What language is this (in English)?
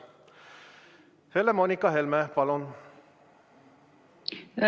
Estonian